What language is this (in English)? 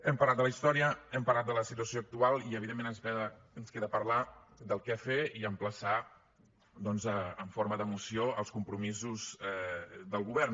Catalan